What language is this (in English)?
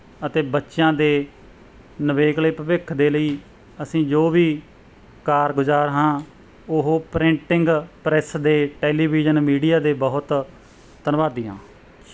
Punjabi